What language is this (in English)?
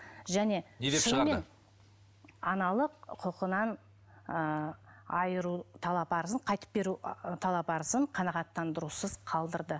Kazakh